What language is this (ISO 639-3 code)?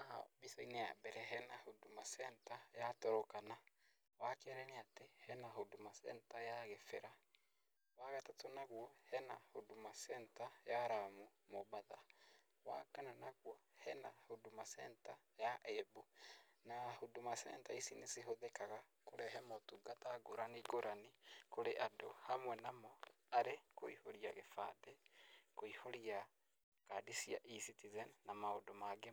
kik